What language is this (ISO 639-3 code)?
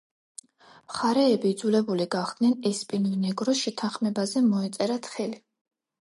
kat